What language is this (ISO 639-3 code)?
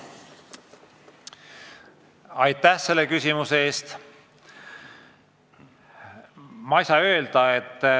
est